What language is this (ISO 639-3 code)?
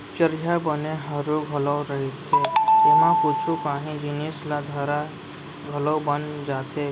hne